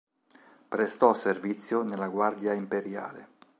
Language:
Italian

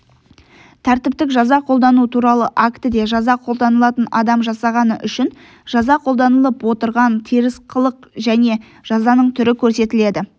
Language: Kazakh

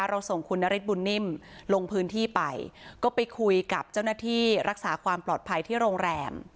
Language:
Thai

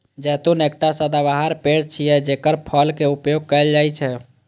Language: Maithili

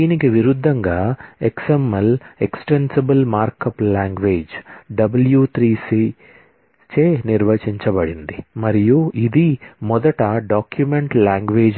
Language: Telugu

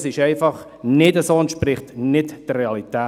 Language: Swiss German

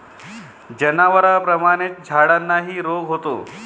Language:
Marathi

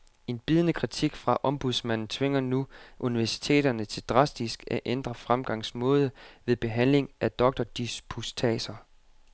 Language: Danish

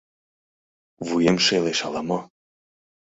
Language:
Mari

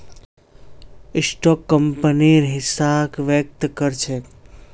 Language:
Magahi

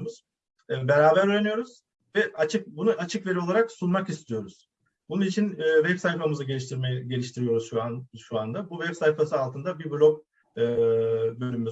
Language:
Turkish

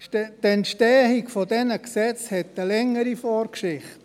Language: Swiss German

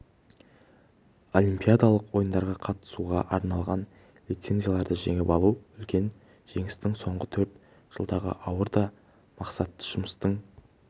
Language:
Kazakh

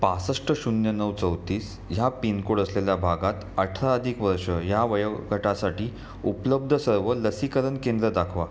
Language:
Marathi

